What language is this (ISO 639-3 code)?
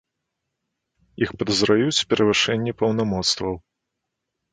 bel